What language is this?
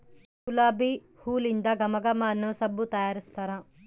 Kannada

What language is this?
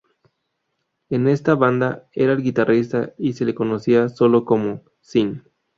Spanish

